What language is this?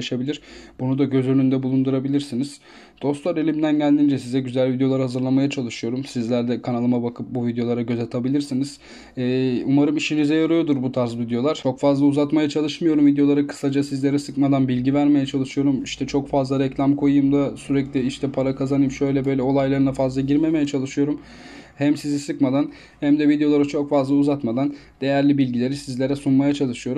Turkish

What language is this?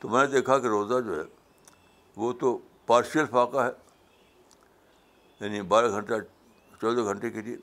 Urdu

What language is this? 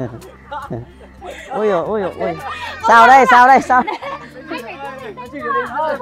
Vietnamese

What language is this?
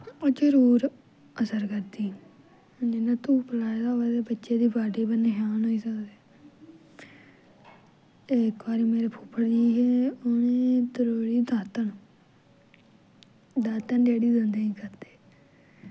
Dogri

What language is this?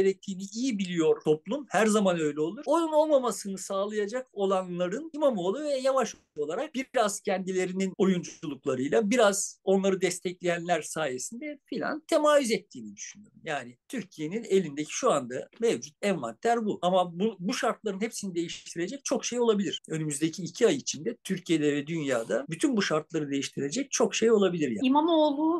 Turkish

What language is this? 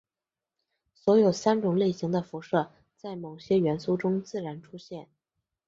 Chinese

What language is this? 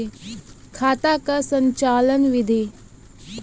Maithili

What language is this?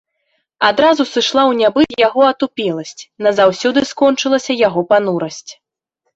Belarusian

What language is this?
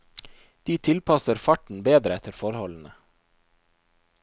Norwegian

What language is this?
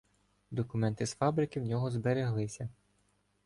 Ukrainian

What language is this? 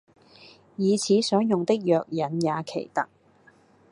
Cantonese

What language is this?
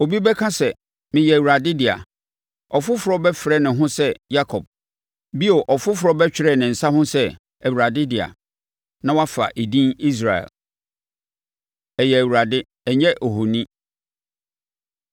Akan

